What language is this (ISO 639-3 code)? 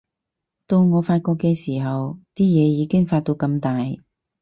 yue